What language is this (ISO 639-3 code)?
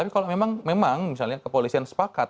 ind